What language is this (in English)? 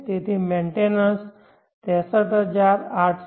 Gujarati